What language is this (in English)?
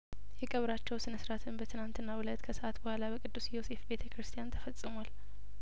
Amharic